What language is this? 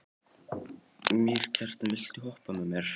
Icelandic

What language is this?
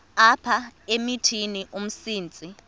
Xhosa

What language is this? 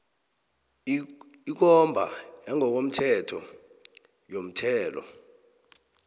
South Ndebele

